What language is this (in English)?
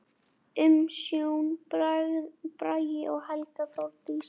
Icelandic